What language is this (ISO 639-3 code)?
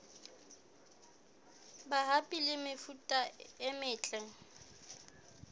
sot